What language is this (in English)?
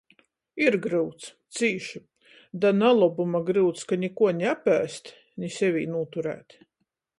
Latgalian